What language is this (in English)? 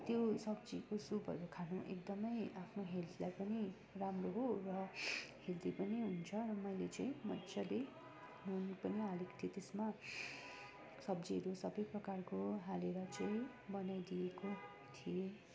Nepali